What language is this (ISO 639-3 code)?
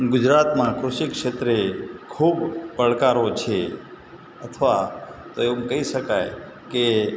guj